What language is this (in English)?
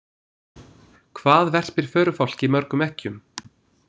Icelandic